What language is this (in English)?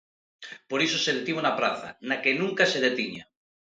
Galician